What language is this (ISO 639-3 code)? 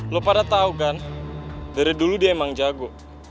ind